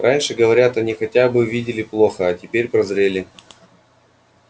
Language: Russian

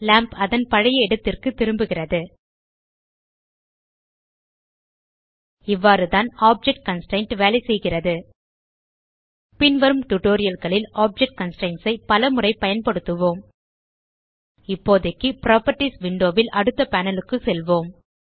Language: Tamil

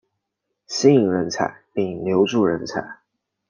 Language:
Chinese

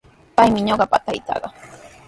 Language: Sihuas Ancash Quechua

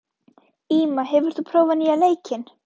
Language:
Icelandic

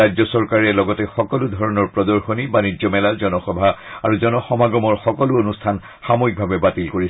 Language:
Assamese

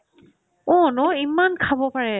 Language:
Assamese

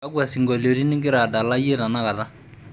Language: Masai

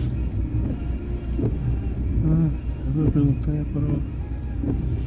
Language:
Portuguese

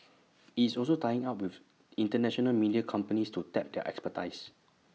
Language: English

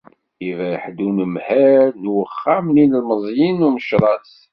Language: Kabyle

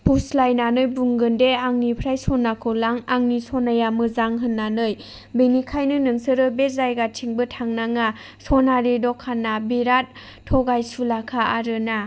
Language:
Bodo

